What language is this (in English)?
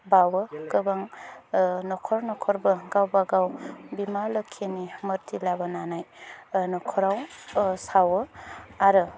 Bodo